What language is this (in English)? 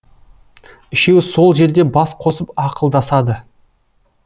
Kazakh